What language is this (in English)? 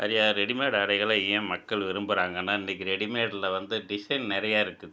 Tamil